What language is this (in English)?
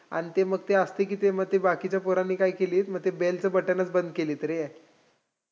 Marathi